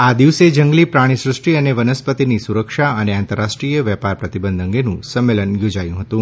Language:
Gujarati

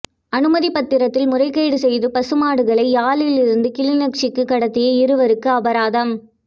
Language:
Tamil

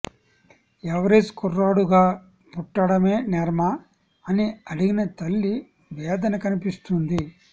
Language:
Telugu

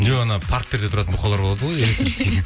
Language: Kazakh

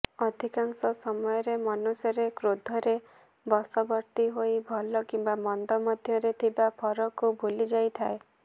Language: Odia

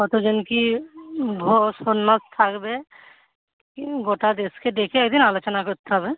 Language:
Bangla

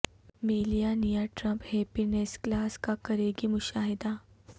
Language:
Urdu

